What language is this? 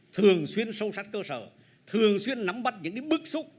Vietnamese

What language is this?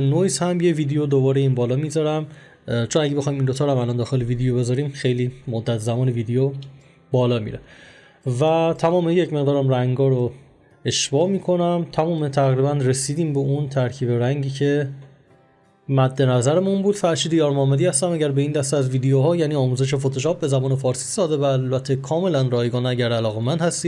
Persian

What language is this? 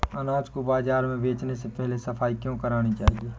Hindi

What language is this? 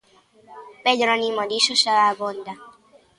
Galician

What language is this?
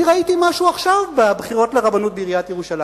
Hebrew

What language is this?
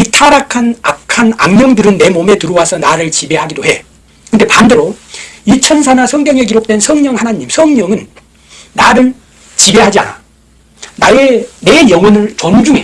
Korean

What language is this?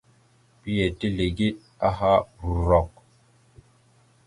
Mada (Cameroon)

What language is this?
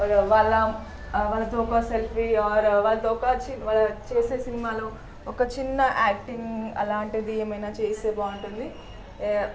Telugu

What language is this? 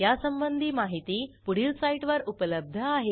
Marathi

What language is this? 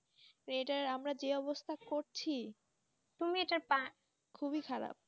Bangla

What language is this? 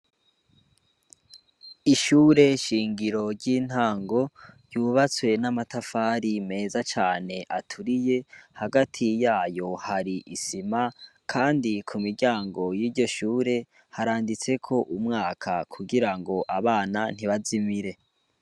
Rundi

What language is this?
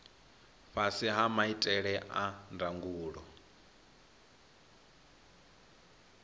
Venda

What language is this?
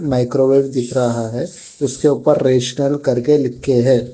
Hindi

